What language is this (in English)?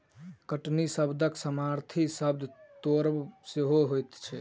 Maithili